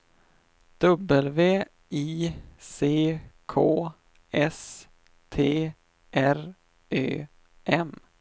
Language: Swedish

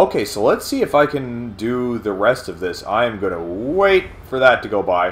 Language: English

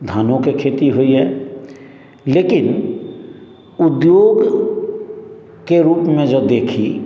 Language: Maithili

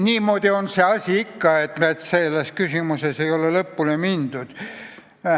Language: Estonian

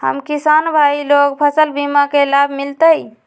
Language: Magahi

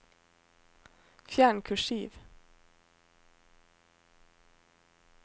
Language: Norwegian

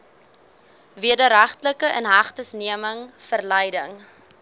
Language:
Afrikaans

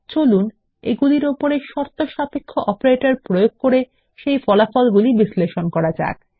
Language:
Bangla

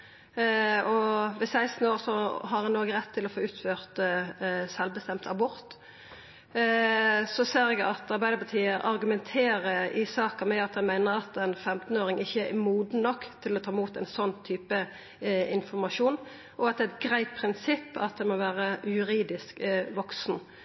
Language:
Norwegian Nynorsk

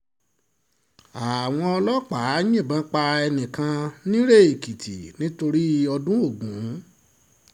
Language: Yoruba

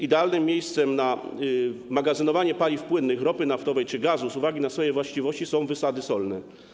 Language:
Polish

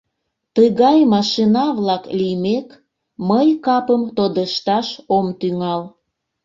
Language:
Mari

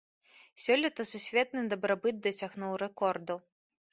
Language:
Belarusian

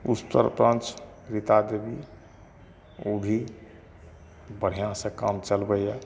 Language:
Maithili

